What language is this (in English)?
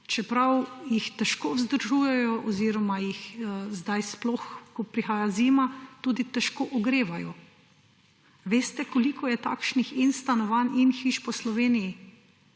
Slovenian